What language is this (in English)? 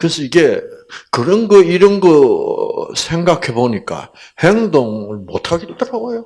Korean